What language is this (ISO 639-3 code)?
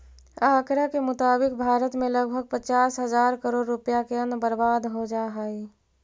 mag